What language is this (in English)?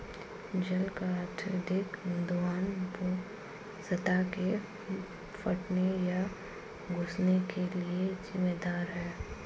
Hindi